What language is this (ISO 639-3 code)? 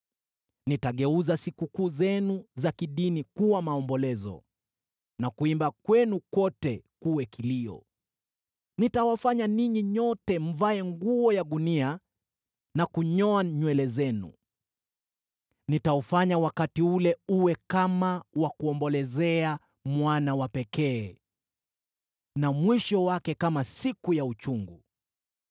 swa